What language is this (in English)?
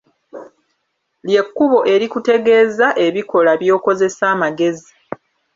Ganda